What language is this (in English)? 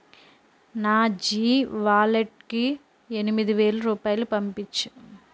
Telugu